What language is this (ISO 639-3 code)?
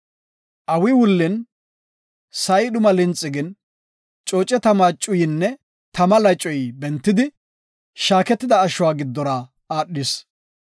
gof